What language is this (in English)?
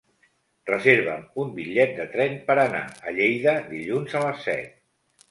Catalan